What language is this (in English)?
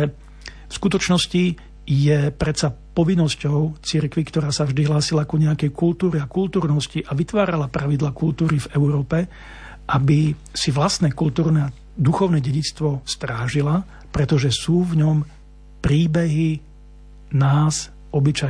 Slovak